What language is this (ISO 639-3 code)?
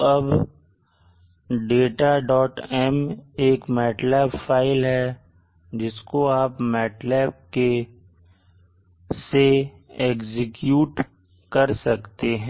hin